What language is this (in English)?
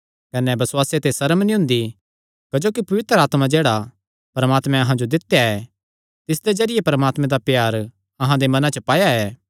Kangri